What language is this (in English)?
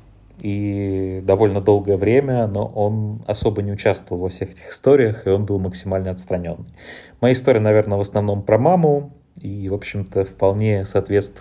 Russian